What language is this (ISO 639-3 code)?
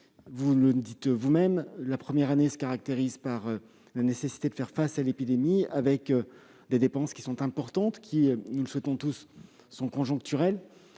fra